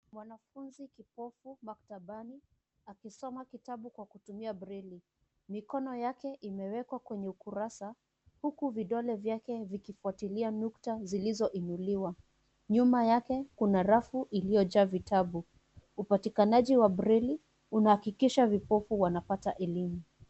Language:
Swahili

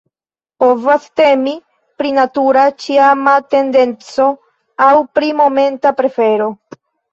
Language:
Esperanto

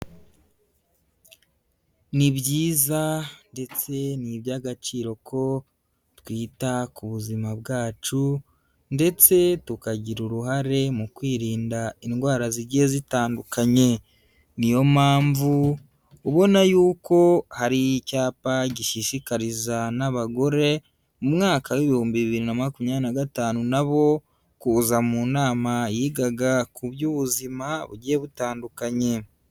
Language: Kinyarwanda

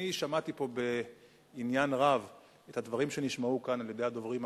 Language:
Hebrew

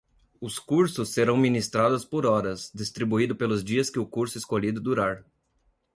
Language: Portuguese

